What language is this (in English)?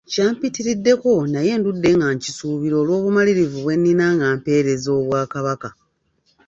Ganda